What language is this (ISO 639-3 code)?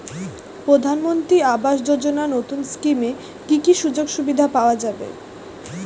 ben